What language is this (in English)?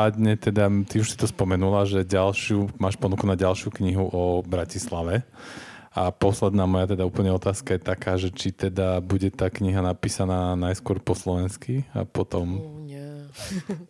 Slovak